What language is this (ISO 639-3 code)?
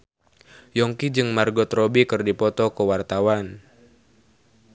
sun